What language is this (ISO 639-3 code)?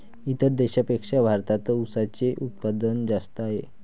mar